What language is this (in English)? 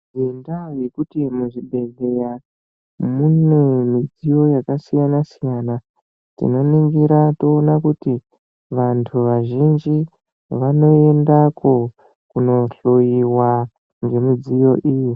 Ndau